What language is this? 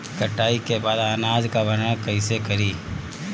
Bhojpuri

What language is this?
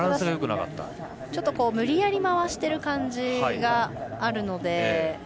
Japanese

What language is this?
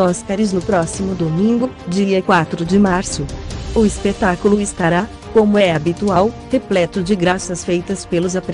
Portuguese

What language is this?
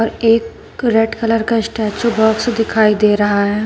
Hindi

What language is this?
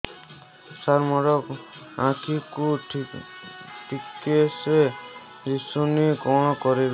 Odia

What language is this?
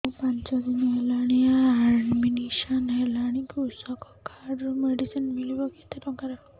Odia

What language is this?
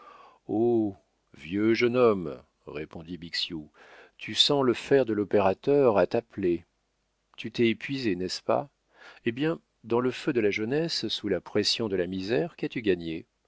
French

